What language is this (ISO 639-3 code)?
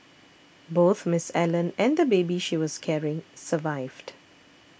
eng